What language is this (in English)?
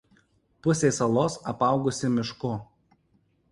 Lithuanian